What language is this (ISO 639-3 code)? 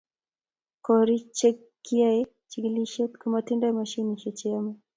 kln